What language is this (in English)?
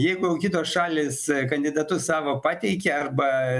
Lithuanian